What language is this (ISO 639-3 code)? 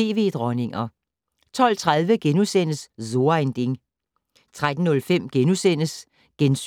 dan